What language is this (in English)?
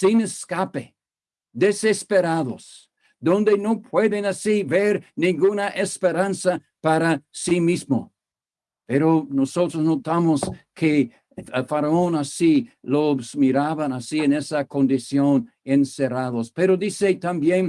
Spanish